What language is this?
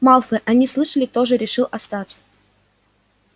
Russian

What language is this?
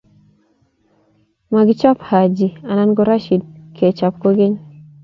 Kalenjin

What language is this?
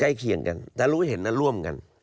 Thai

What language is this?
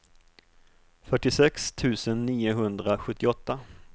Swedish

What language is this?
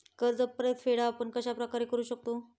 Marathi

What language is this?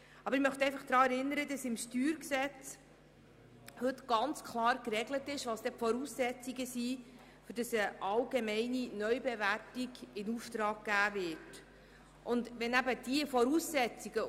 Swiss German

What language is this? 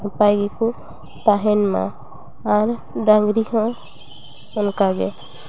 Santali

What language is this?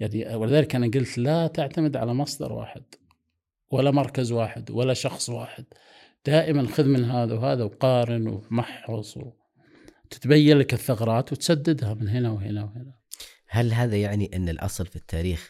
Arabic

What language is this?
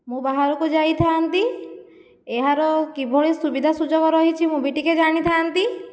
Odia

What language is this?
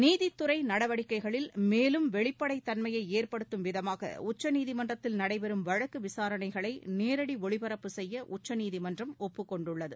Tamil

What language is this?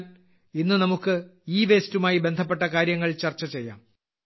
Malayalam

